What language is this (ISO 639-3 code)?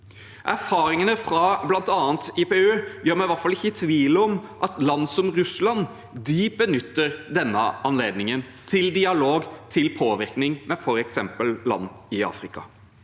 nor